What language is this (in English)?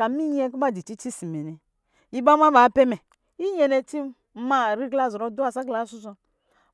Lijili